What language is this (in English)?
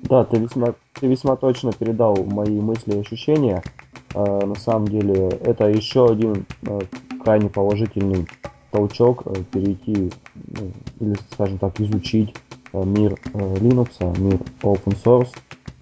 Russian